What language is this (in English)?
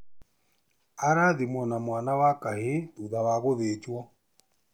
Kikuyu